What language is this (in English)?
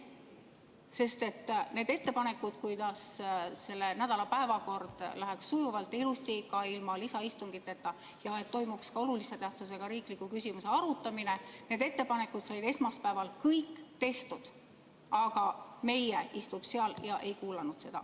Estonian